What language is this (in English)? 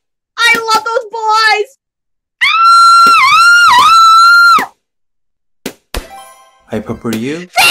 English